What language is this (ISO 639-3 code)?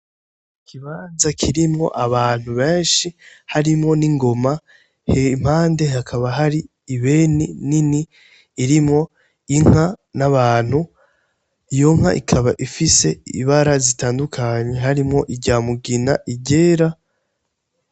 run